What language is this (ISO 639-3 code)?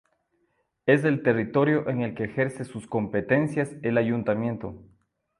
spa